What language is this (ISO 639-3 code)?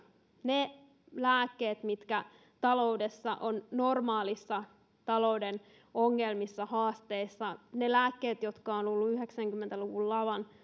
fin